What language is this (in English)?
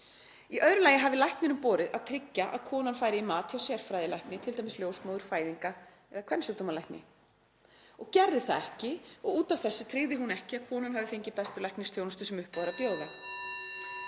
Icelandic